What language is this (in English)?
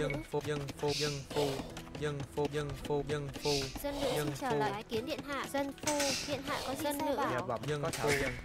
Vietnamese